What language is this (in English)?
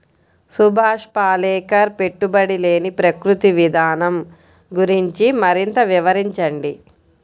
Telugu